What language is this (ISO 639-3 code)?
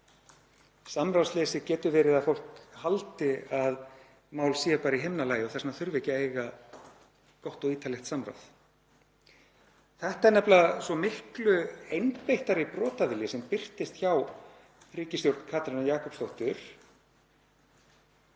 isl